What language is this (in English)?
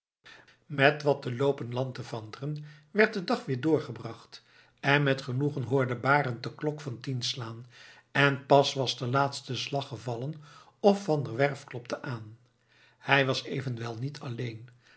Dutch